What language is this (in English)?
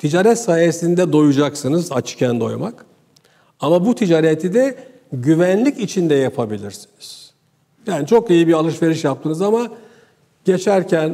Turkish